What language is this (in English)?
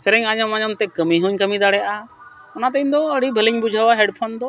Santali